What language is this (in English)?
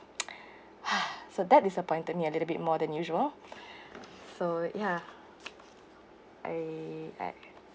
English